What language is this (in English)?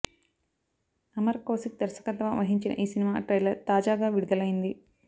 Telugu